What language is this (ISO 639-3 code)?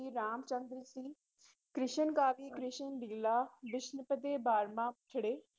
pan